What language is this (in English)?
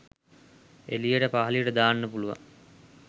Sinhala